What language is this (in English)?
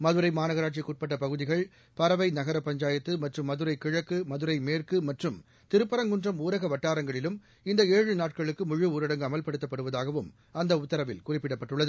Tamil